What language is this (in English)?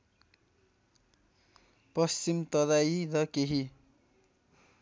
Nepali